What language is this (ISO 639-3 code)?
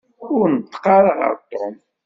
kab